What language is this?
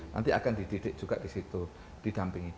Indonesian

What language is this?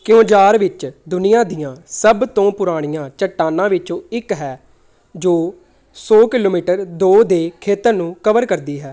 Punjabi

